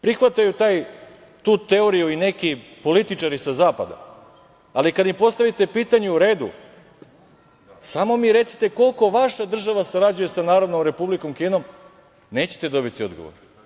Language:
Serbian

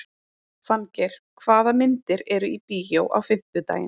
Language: Icelandic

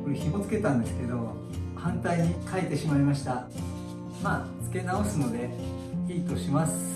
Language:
Japanese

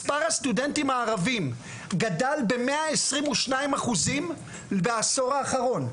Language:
Hebrew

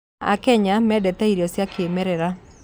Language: Kikuyu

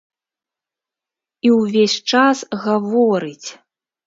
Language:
Belarusian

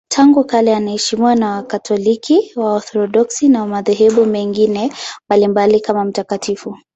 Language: Swahili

